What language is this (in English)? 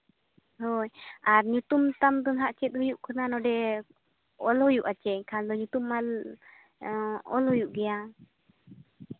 Santali